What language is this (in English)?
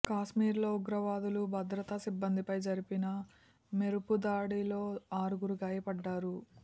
Telugu